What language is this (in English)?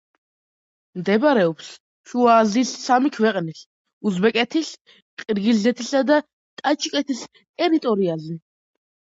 Georgian